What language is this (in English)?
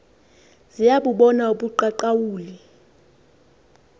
Xhosa